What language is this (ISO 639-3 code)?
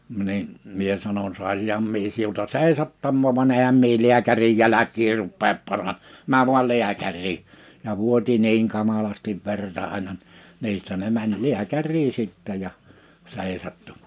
fin